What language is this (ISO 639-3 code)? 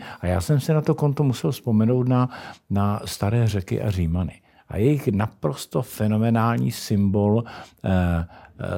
ces